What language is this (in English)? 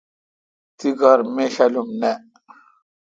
Kalkoti